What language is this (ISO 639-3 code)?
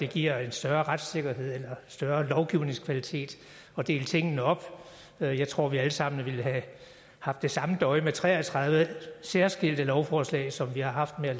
dan